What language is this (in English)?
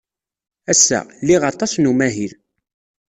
Kabyle